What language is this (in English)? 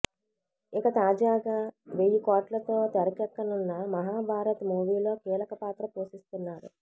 Telugu